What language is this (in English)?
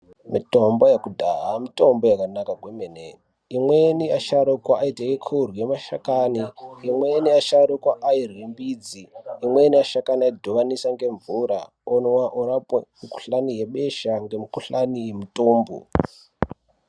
Ndau